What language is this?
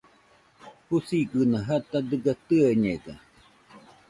Nüpode Huitoto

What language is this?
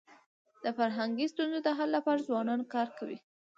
Pashto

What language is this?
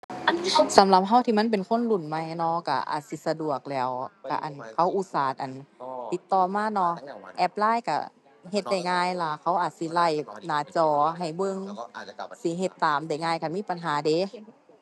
Thai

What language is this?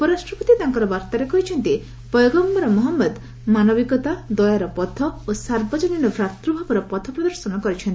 Odia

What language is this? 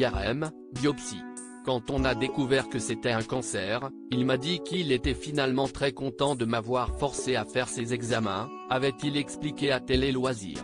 French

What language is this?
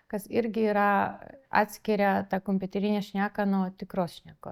Lithuanian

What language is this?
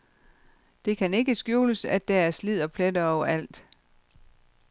Danish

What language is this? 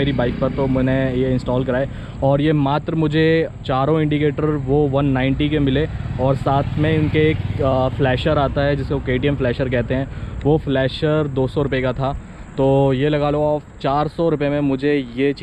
Hindi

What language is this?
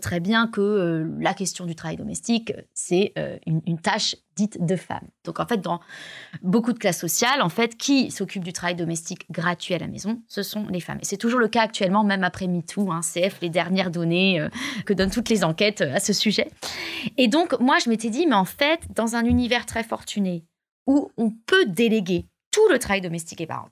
French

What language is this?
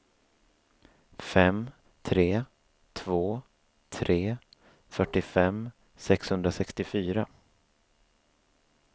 Swedish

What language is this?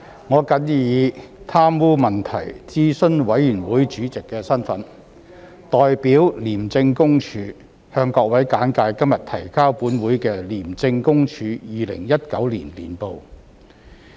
Cantonese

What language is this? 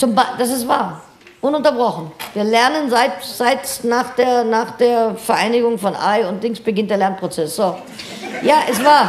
German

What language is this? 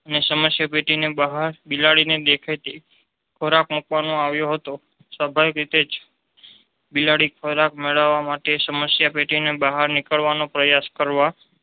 Gujarati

